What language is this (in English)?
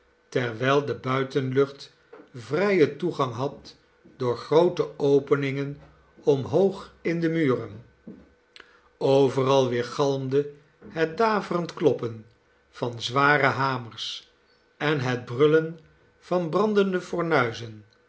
Dutch